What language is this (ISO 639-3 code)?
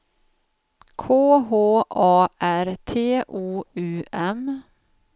swe